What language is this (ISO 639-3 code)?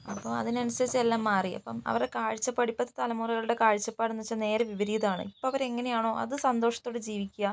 mal